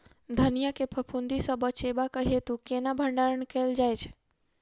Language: Maithili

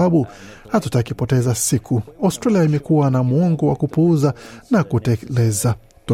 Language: Swahili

